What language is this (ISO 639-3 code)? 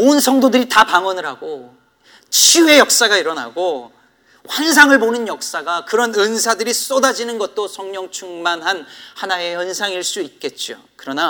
kor